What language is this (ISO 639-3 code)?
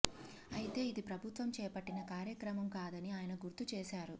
tel